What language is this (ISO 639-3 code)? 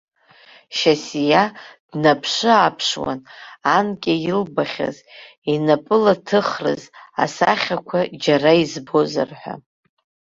abk